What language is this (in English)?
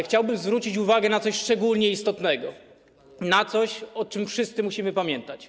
Polish